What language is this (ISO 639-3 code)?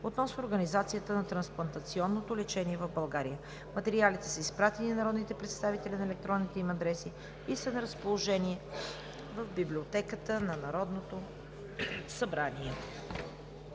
bul